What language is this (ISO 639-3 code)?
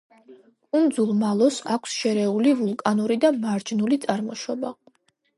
kat